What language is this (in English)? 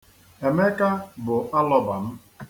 Igbo